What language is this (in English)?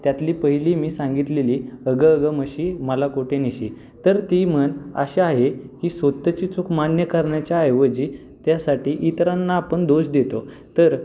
Marathi